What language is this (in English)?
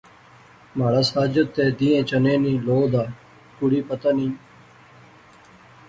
Pahari-Potwari